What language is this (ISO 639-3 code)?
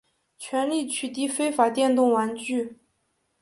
zho